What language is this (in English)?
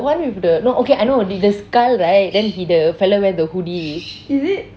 English